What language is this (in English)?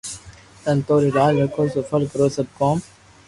Loarki